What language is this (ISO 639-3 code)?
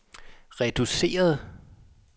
dan